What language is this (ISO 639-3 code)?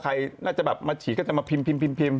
tha